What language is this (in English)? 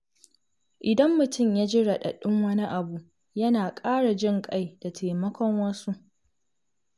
Hausa